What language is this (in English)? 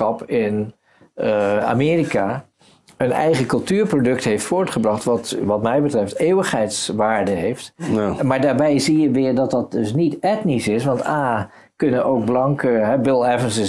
Dutch